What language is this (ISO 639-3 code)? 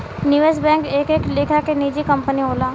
bho